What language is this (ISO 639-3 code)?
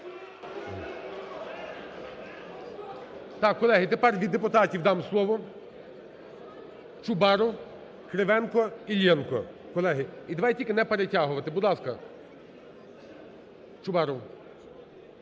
ukr